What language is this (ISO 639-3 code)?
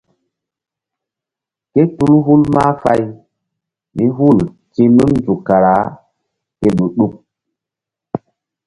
mdd